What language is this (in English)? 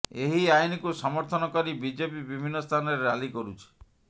Odia